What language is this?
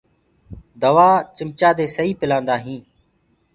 Gurgula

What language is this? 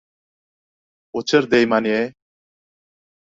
Uzbek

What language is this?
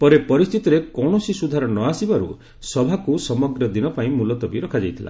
Odia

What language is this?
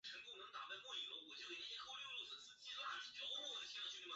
Chinese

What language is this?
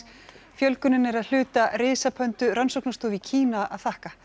Icelandic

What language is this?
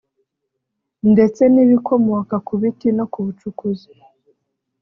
Kinyarwanda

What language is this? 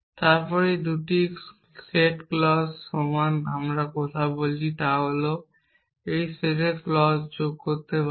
Bangla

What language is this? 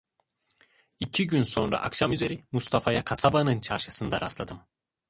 Turkish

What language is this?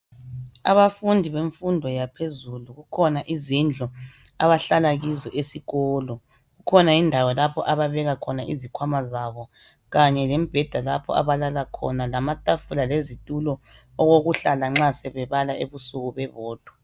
North Ndebele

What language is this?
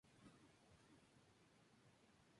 Spanish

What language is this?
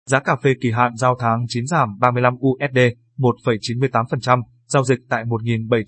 Vietnamese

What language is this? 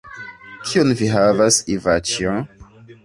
Esperanto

